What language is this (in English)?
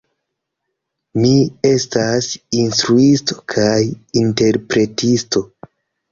Esperanto